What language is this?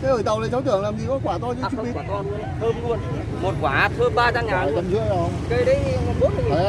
Vietnamese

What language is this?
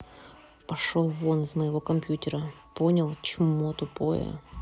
Russian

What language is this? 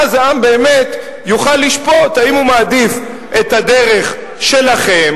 Hebrew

